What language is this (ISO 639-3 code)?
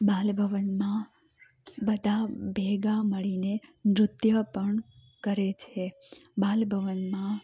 guj